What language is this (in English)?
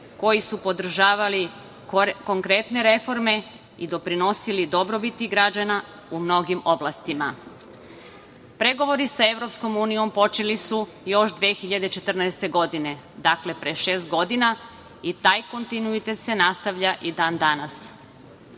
Serbian